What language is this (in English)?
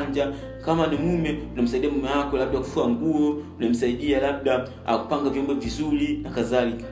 Swahili